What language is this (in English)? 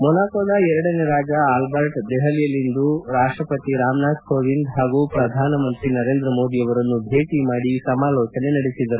Kannada